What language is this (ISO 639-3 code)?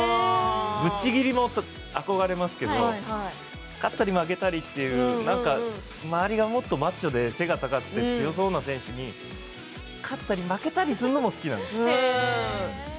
jpn